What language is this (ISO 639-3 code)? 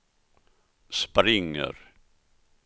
swe